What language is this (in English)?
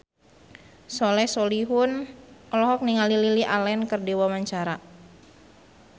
Sundanese